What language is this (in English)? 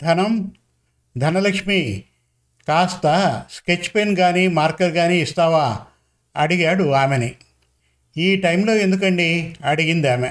Telugu